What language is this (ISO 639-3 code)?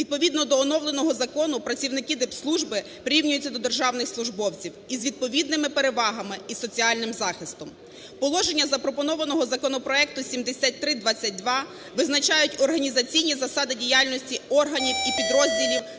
ukr